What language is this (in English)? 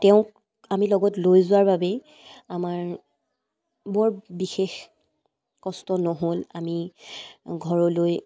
Assamese